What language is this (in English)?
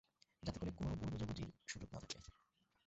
Bangla